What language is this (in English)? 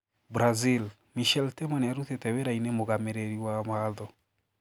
Kikuyu